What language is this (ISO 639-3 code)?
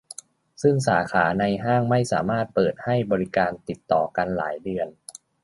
tha